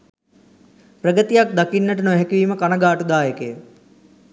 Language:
Sinhala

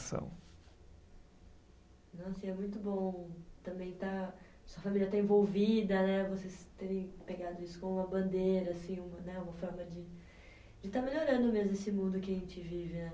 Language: Portuguese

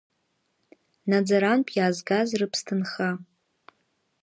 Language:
Abkhazian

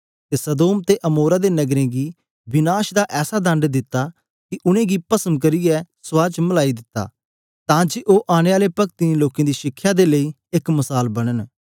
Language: Dogri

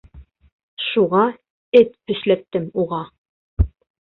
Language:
Bashkir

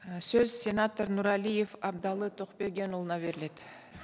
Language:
Kazakh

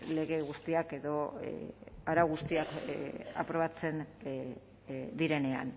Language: Basque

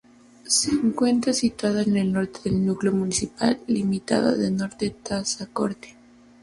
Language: Spanish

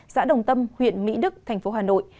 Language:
Vietnamese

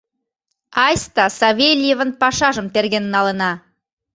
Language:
Mari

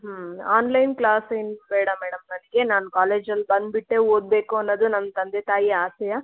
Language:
Kannada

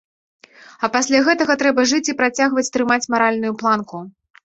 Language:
Belarusian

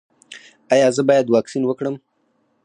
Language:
Pashto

